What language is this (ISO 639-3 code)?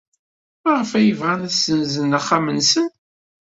kab